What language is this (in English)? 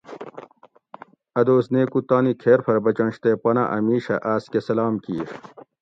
Gawri